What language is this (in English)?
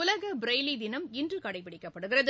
Tamil